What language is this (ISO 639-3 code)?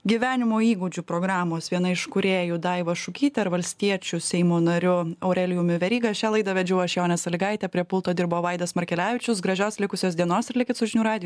lit